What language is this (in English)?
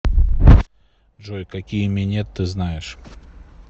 Russian